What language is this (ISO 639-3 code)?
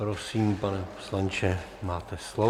ces